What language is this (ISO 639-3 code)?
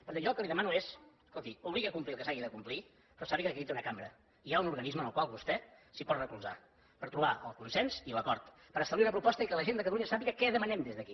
cat